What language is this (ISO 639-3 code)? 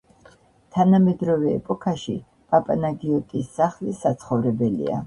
kat